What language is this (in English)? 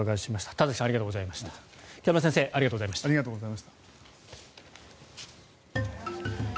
Japanese